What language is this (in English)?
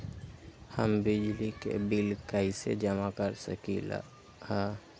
Magahi